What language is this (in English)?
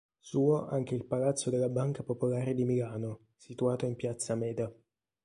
Italian